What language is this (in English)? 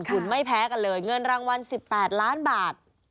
Thai